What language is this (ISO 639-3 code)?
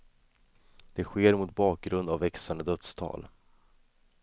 swe